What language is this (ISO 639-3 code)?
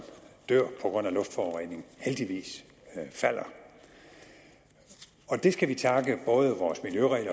dan